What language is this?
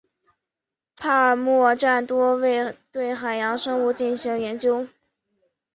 Chinese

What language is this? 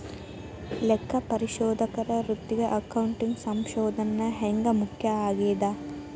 Kannada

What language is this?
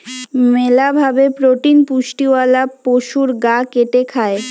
Bangla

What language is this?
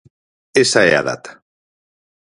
Galician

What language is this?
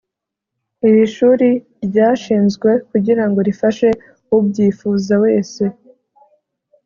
Kinyarwanda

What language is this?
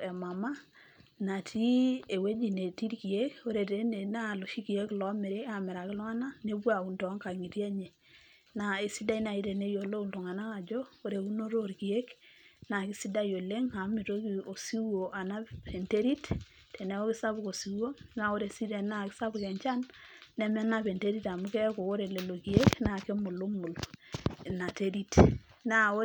Masai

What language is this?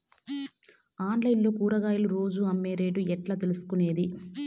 Telugu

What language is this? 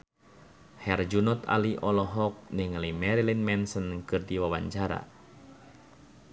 Sundanese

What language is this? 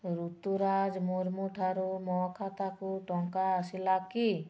Odia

